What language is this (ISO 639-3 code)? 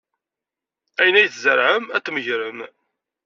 kab